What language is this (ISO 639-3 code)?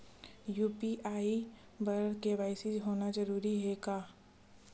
hne